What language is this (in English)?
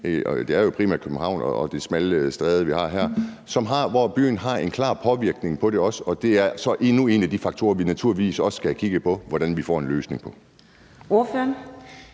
Danish